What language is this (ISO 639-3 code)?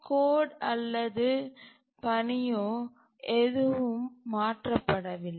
tam